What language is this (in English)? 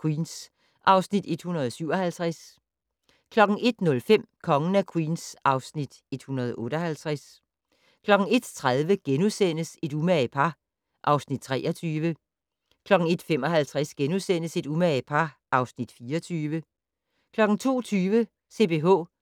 Danish